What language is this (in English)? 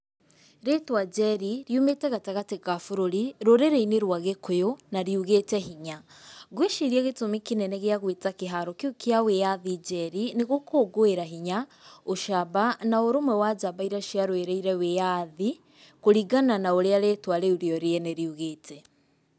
Kikuyu